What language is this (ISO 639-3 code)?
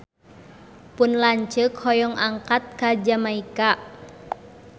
sun